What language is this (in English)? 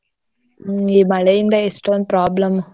Kannada